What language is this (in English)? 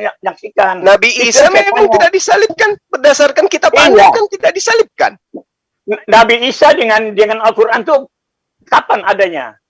Indonesian